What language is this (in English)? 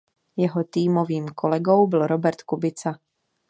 Czech